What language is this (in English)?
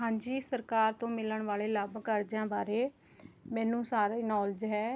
Punjabi